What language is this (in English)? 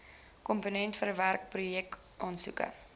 Afrikaans